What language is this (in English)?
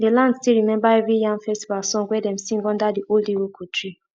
Nigerian Pidgin